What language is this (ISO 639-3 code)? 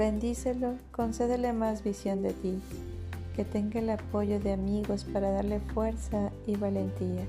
spa